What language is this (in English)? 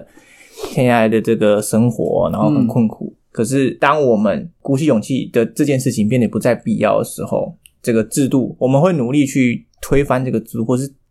Chinese